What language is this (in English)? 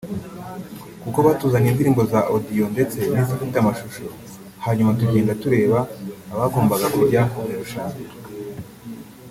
Kinyarwanda